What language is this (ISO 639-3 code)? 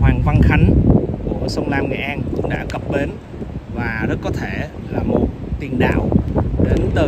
vie